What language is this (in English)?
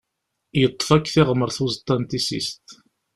Kabyle